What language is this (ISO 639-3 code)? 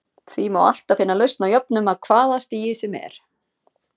isl